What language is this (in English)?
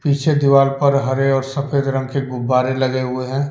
Hindi